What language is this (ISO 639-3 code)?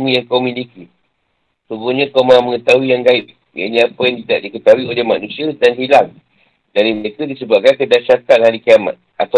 msa